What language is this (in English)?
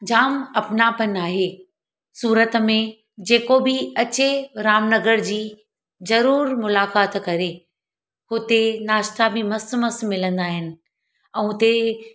Sindhi